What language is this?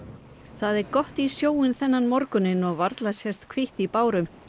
Icelandic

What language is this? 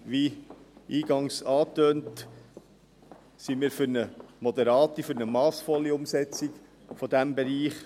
Swiss German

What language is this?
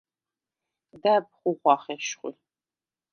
Svan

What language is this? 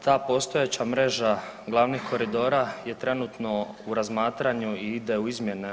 Croatian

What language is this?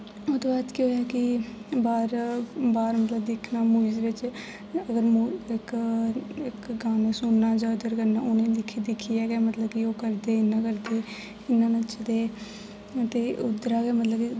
Dogri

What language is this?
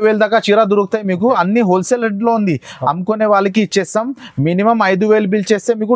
Telugu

